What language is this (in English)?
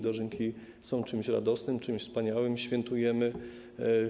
Polish